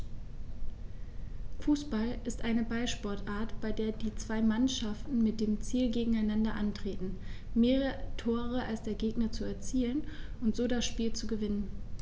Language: German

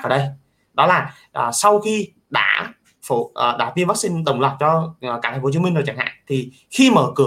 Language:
Vietnamese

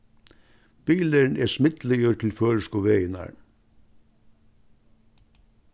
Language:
Faroese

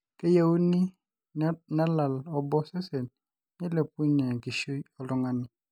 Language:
Masai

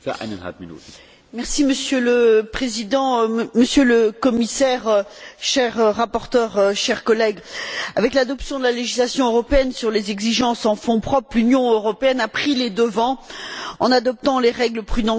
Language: French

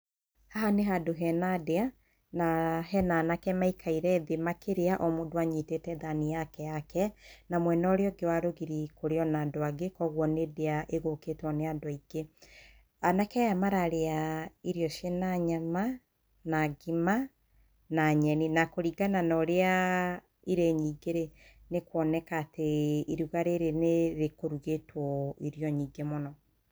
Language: Kikuyu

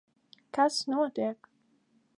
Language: Latvian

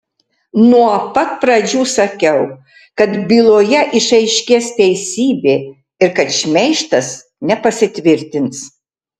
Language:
Lithuanian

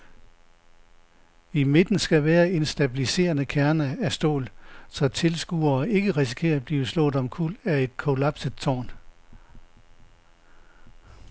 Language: Danish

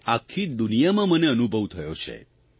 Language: Gujarati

